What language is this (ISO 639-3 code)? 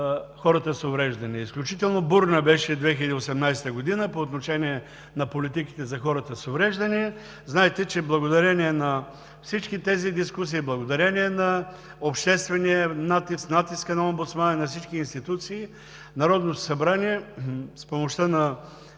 bul